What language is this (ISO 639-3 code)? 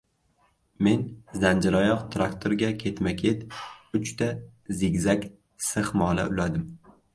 uzb